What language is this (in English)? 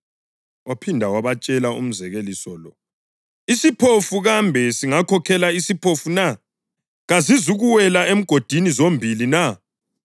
North Ndebele